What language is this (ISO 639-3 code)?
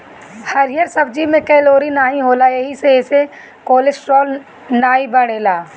bho